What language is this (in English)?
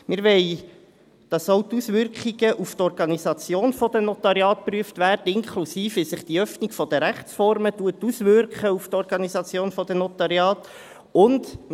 Swiss German